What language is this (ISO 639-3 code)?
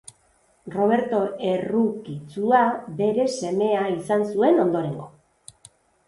eus